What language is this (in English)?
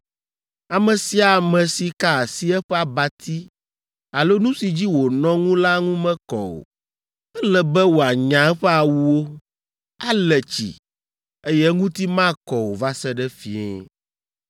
Ewe